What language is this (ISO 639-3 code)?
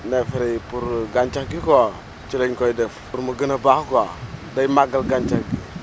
wol